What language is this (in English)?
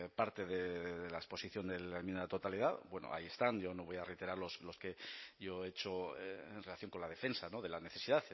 Spanish